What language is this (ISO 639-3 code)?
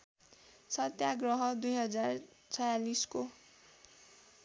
nep